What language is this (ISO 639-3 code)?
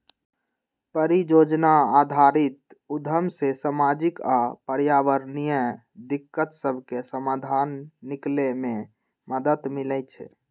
mag